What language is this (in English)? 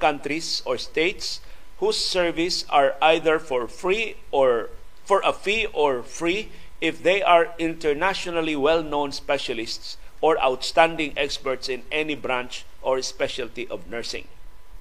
Filipino